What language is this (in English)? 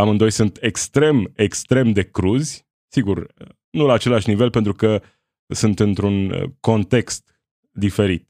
Romanian